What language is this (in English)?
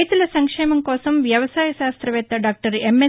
Telugu